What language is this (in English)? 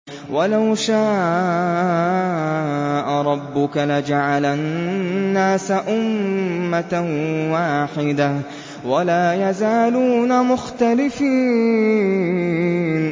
Arabic